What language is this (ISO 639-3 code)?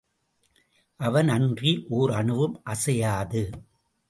tam